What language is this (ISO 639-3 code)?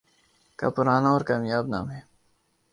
urd